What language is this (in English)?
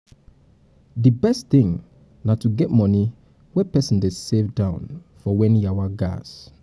Nigerian Pidgin